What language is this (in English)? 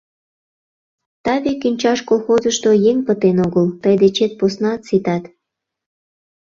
Mari